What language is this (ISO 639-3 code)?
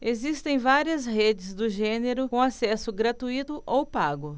por